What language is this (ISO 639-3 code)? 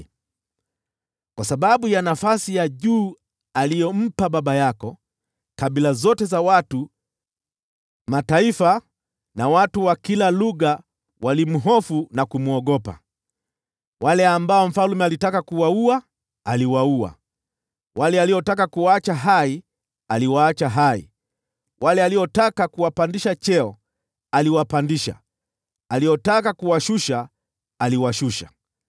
swa